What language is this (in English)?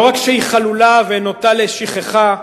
Hebrew